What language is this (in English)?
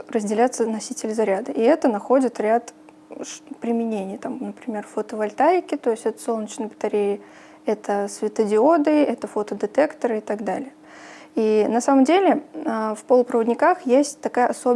Russian